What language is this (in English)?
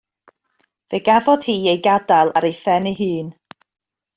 Welsh